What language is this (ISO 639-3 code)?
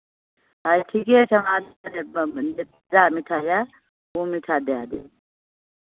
mai